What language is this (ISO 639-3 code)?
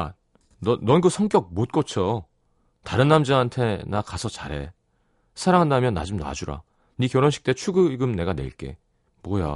kor